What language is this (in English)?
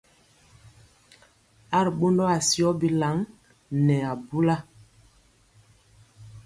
Mpiemo